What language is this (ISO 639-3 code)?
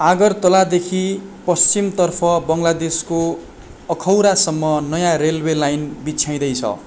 nep